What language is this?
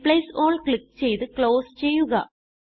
Malayalam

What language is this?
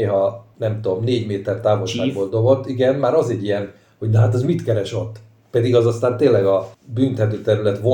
Hungarian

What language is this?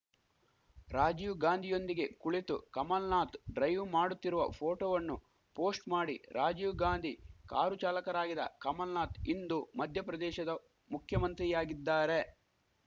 Kannada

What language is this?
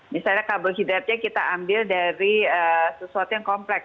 Indonesian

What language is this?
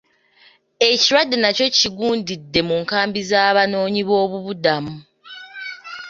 Ganda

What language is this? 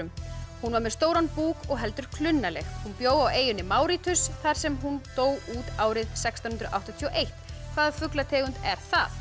Icelandic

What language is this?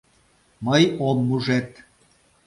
Mari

